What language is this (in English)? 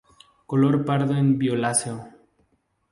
Spanish